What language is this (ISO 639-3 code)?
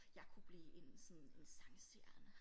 dan